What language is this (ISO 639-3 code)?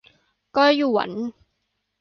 tha